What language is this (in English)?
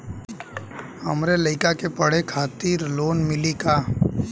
Bhojpuri